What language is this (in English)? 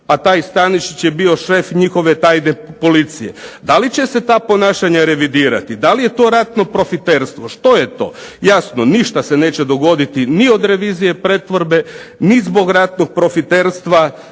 Croatian